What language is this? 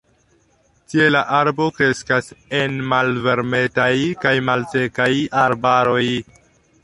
Esperanto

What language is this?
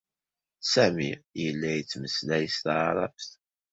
Kabyle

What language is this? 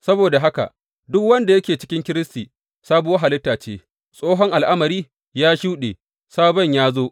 Hausa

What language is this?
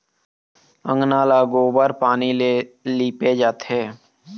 Chhattisgarhi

